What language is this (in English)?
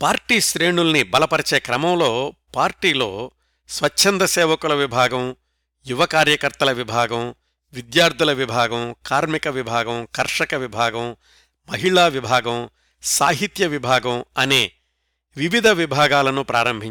Telugu